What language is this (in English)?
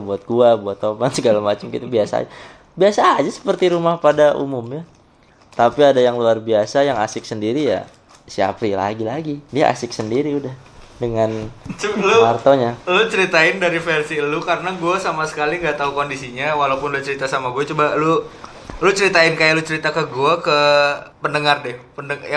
Indonesian